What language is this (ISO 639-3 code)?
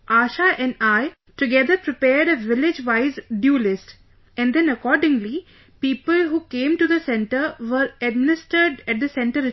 eng